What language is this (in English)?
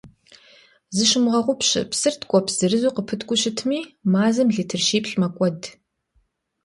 Kabardian